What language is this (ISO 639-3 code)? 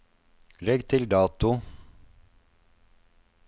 nor